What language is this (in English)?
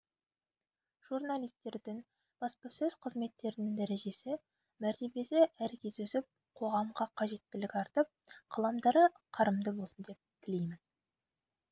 Kazakh